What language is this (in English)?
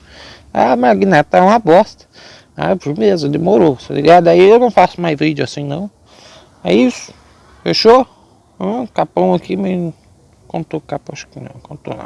Portuguese